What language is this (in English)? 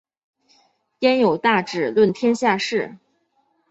Chinese